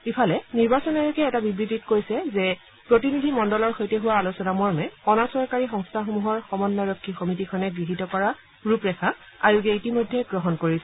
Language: Assamese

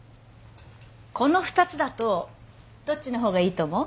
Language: Japanese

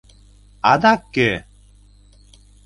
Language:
Mari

